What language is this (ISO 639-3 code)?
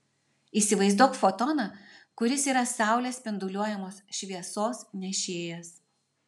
lit